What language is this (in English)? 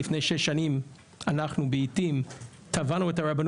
Hebrew